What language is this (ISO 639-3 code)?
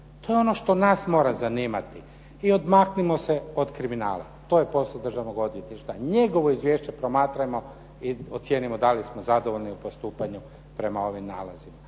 hrv